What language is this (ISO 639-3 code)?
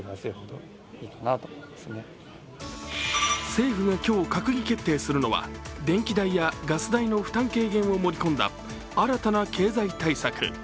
jpn